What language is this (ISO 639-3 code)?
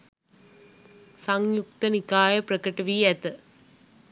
sin